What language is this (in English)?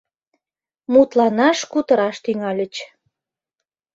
Mari